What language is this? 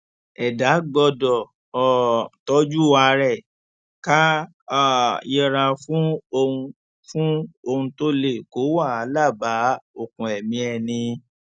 Yoruba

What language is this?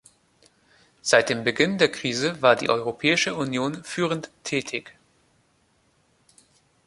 German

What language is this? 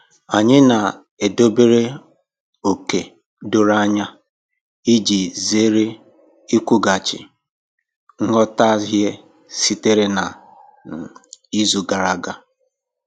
Igbo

